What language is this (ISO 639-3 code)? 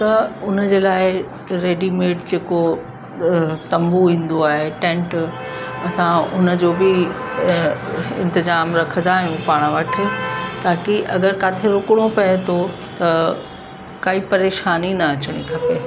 snd